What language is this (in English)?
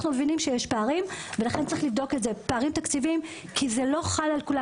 Hebrew